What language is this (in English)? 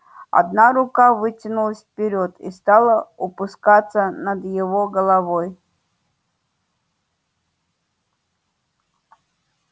Russian